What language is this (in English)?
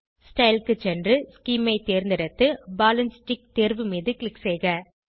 Tamil